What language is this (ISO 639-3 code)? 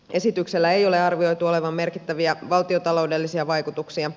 fin